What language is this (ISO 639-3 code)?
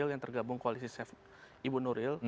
ind